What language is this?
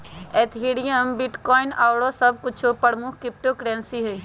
Magahi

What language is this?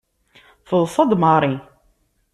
Kabyle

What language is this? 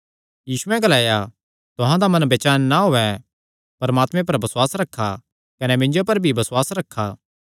Kangri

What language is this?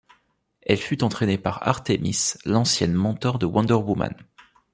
French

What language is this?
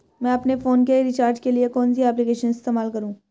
Hindi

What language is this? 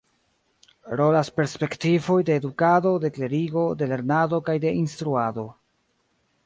Esperanto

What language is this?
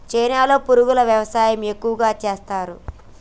Telugu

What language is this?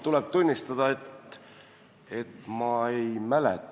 Estonian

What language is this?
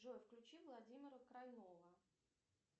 Russian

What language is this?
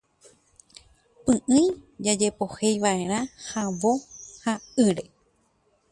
Guarani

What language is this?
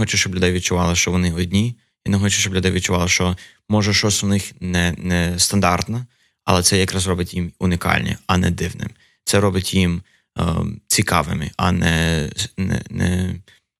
Ukrainian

